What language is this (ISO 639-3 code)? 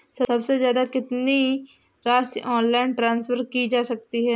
hin